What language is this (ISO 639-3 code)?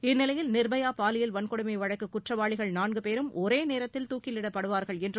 tam